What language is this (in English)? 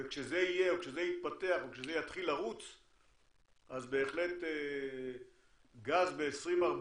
Hebrew